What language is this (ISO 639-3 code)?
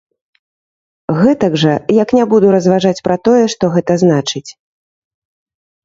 bel